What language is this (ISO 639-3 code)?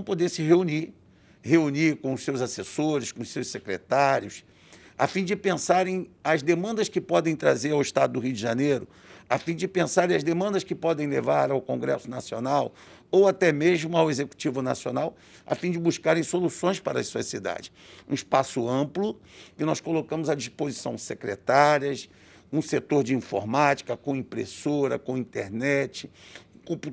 por